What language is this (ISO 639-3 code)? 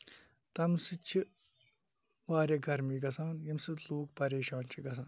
kas